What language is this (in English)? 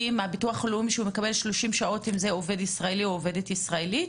Hebrew